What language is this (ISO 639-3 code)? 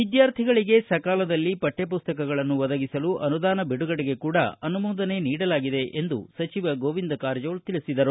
kan